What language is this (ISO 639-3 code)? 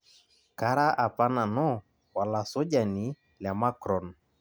mas